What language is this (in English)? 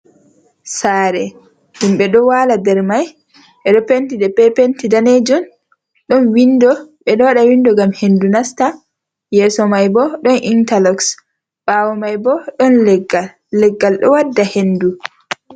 Fula